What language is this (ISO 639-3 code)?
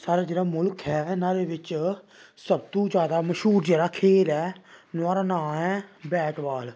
doi